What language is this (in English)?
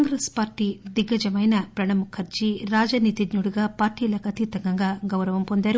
Telugu